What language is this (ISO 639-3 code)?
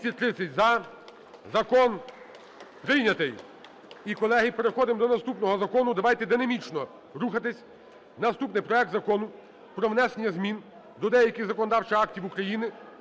ukr